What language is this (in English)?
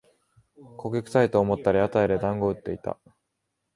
Japanese